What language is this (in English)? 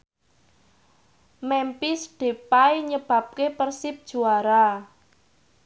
Javanese